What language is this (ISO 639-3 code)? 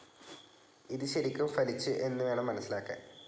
mal